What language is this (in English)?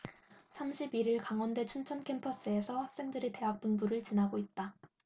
Korean